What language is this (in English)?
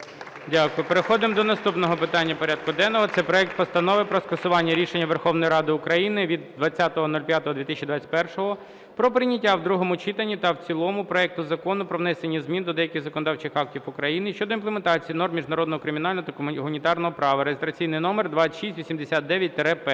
Ukrainian